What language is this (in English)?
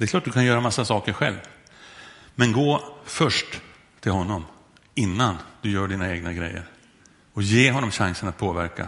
Swedish